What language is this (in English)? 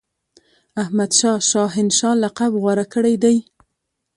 Pashto